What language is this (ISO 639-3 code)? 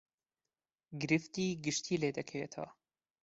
ckb